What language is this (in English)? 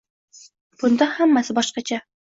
Uzbek